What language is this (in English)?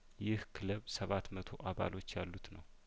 Amharic